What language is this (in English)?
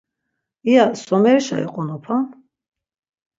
Laz